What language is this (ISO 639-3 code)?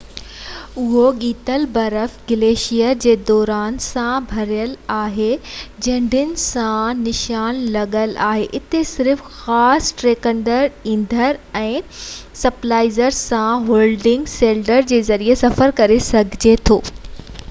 snd